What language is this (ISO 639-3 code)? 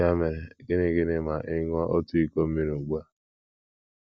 ibo